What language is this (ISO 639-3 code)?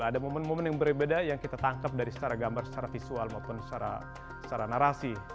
ind